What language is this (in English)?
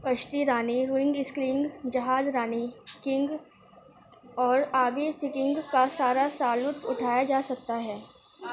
Urdu